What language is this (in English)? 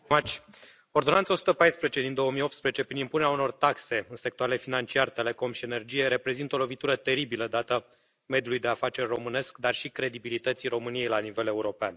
Romanian